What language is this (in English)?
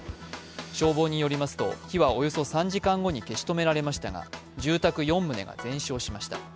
Japanese